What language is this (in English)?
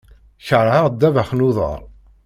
Kabyle